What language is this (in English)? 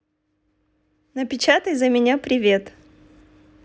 Russian